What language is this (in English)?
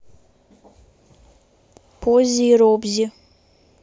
Russian